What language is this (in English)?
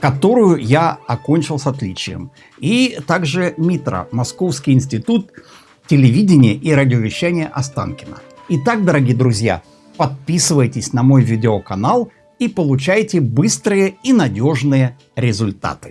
Russian